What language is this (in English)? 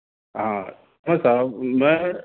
Urdu